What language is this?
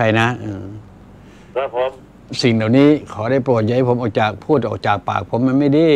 Thai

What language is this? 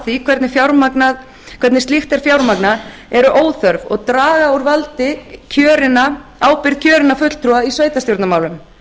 Icelandic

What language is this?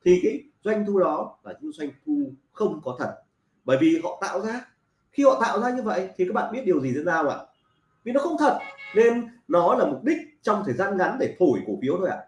Vietnamese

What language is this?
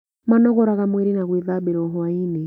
Kikuyu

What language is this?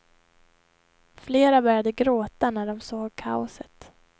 Swedish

